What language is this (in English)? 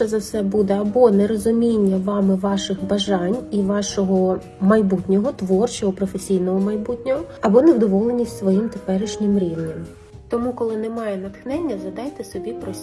Ukrainian